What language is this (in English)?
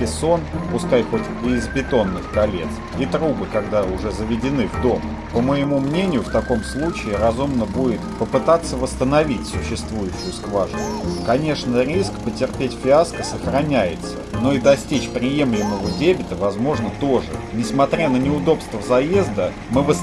Russian